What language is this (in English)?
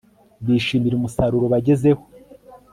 Kinyarwanda